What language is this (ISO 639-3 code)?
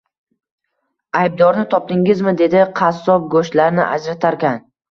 uzb